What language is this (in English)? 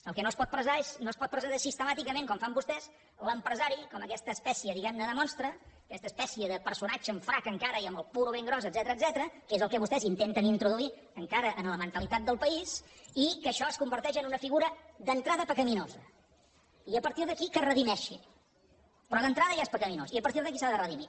Catalan